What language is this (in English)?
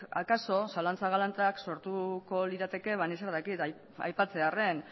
Basque